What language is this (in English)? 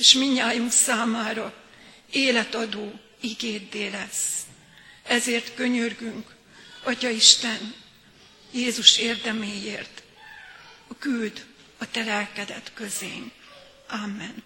Hungarian